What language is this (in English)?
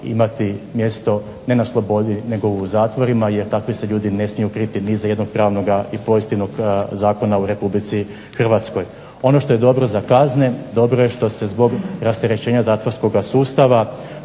Croatian